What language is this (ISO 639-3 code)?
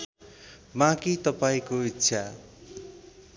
nep